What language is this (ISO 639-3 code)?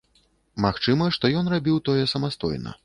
bel